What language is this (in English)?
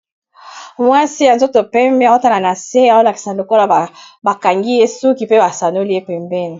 Lingala